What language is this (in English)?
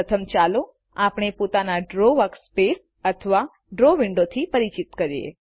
Gujarati